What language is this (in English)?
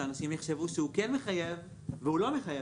Hebrew